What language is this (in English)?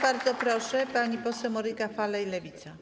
Polish